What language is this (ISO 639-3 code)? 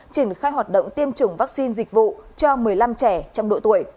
vie